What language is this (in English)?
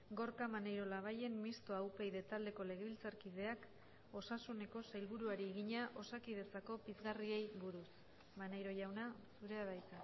Basque